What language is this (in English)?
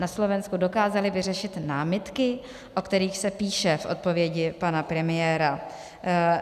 Czech